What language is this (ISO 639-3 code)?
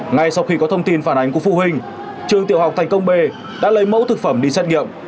vie